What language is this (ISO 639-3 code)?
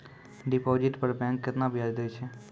mai